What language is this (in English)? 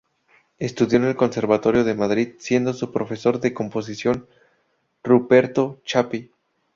Spanish